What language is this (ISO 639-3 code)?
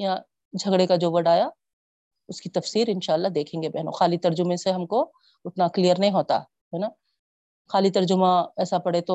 urd